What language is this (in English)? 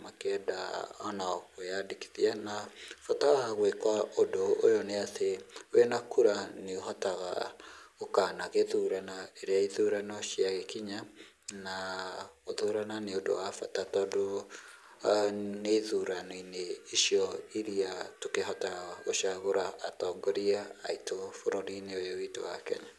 Kikuyu